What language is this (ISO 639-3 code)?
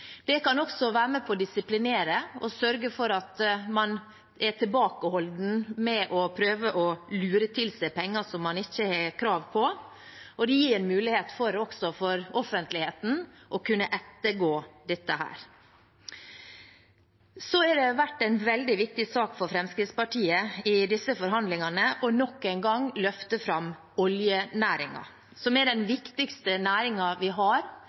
nob